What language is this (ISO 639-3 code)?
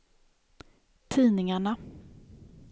swe